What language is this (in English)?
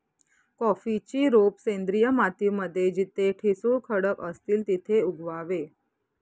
Marathi